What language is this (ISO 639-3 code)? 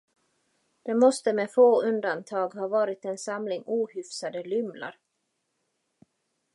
swe